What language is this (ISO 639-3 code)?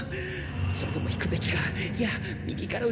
jpn